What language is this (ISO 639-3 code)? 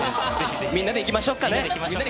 jpn